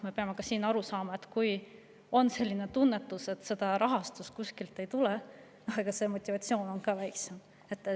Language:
Estonian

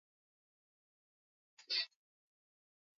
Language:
Swahili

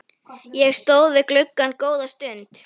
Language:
Icelandic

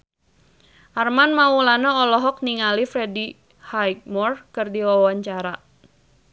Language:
Sundanese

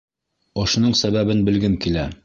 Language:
Bashkir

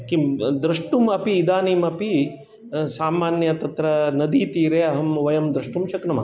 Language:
Sanskrit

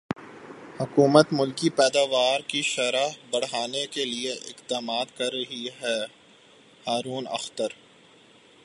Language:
Urdu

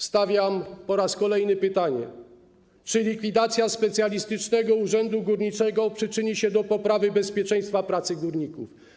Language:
Polish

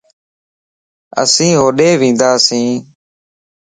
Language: Lasi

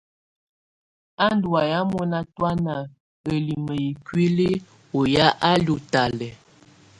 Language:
Tunen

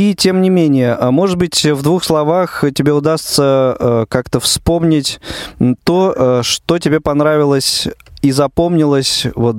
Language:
Russian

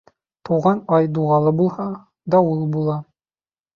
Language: Bashkir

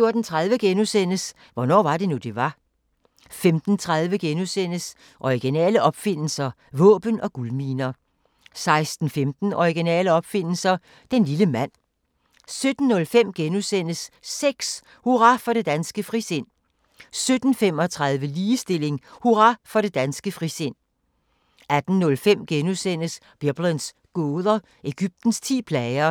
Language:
Danish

